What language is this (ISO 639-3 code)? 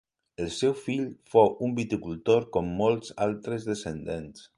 cat